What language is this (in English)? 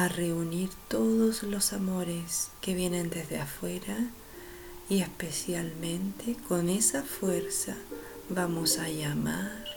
Spanish